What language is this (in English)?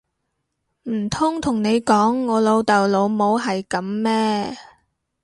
Cantonese